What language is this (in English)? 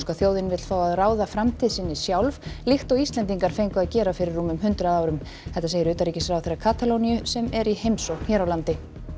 Icelandic